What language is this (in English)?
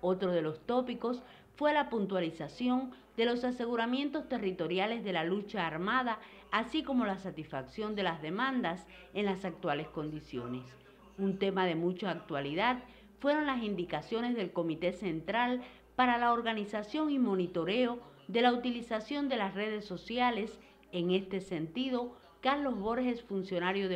Spanish